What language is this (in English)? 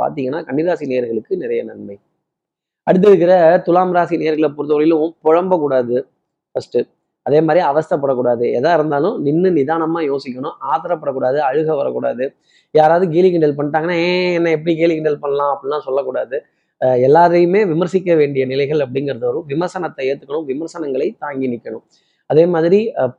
Tamil